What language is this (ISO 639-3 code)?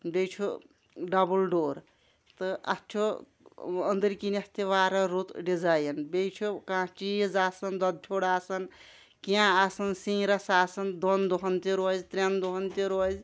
kas